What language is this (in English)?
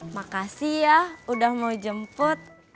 Indonesian